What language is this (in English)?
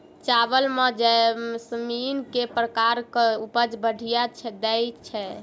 Maithili